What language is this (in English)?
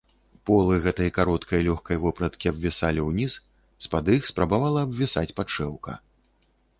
Belarusian